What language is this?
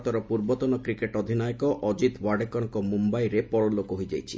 Odia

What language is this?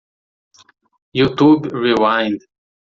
Portuguese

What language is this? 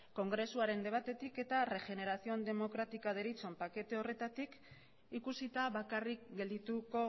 Basque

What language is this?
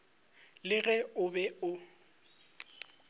Northern Sotho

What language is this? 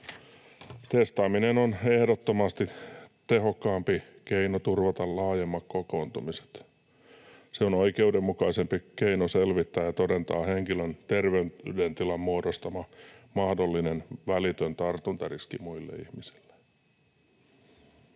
Finnish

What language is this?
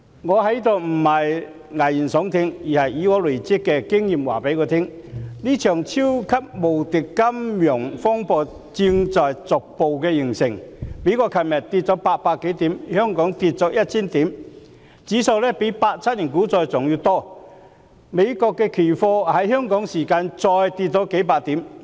Cantonese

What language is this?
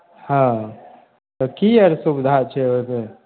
Maithili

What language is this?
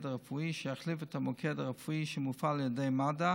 Hebrew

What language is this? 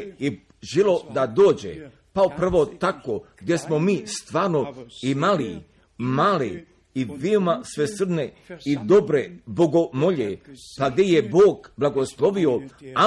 Croatian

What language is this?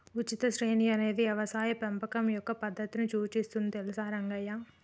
Telugu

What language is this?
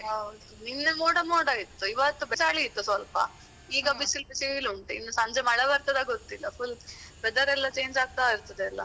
Kannada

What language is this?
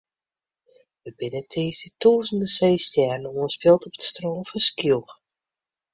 Western Frisian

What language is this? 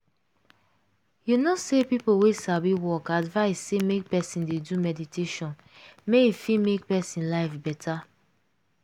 Nigerian Pidgin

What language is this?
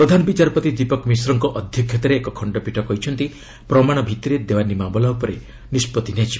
Odia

